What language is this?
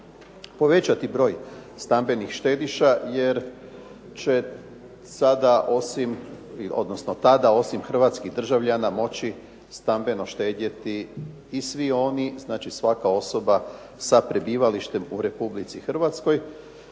Croatian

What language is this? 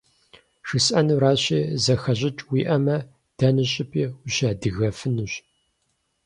Kabardian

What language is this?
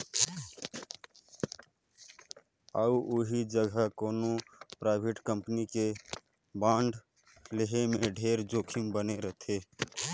Chhattisgarhi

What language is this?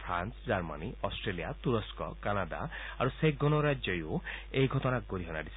Assamese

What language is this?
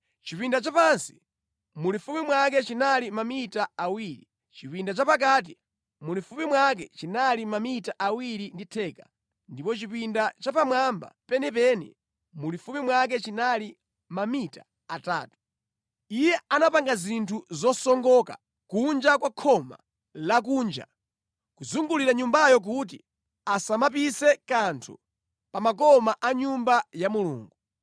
Nyanja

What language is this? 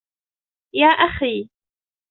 Arabic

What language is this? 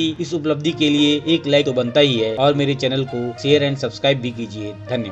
Hindi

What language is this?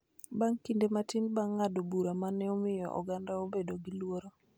Luo (Kenya and Tanzania)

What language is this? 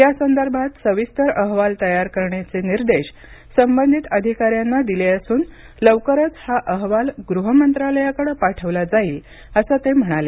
Marathi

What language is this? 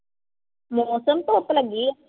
Punjabi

